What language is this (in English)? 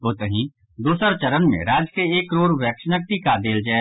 Maithili